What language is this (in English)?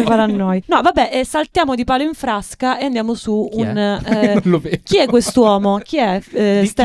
Italian